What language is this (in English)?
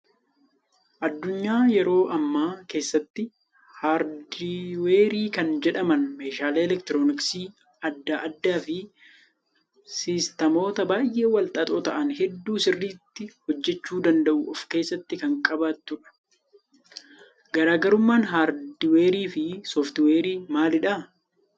Oromo